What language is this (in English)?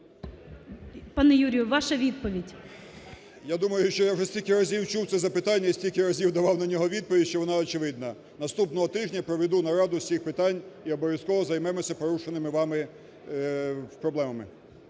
Ukrainian